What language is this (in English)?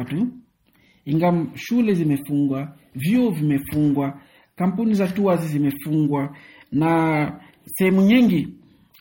Swahili